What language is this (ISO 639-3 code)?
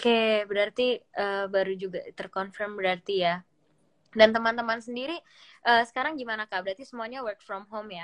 ind